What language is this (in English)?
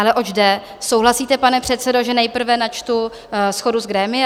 Czech